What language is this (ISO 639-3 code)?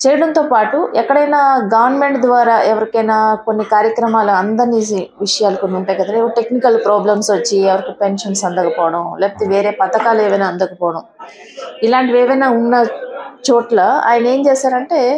tel